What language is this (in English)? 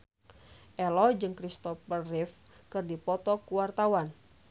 Sundanese